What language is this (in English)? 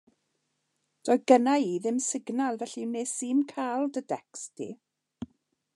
Welsh